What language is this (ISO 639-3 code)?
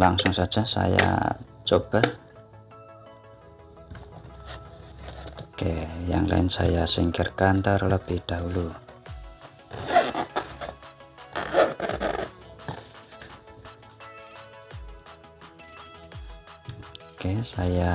ind